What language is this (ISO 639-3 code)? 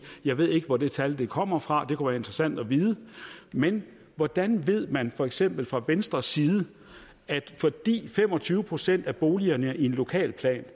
dan